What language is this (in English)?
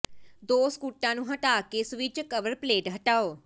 Punjabi